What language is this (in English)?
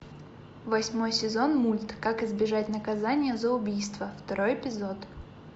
Russian